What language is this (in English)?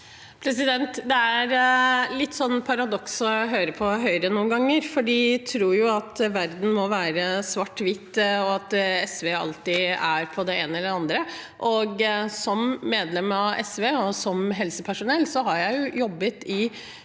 Norwegian